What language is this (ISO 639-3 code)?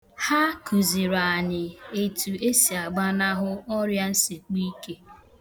ibo